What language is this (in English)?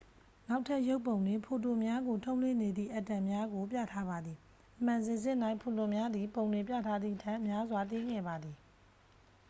Burmese